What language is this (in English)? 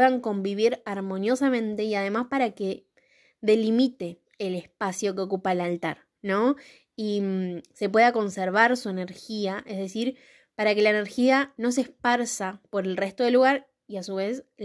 Spanish